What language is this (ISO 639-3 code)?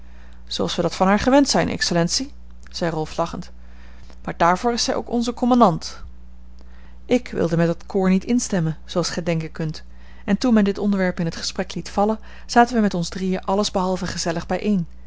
nld